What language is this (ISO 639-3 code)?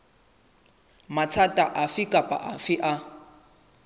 sot